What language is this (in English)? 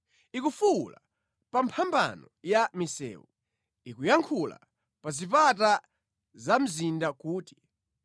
Nyanja